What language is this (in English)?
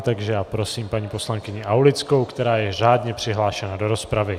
Czech